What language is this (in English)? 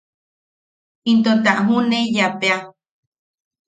Yaqui